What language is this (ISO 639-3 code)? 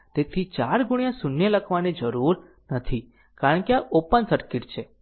guj